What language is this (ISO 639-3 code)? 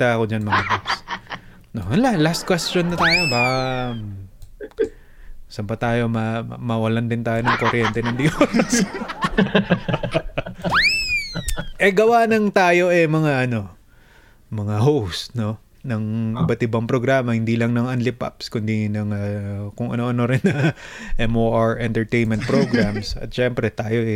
fil